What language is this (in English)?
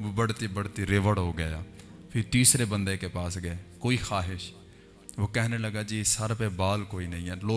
Urdu